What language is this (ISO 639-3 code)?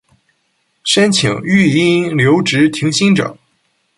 zho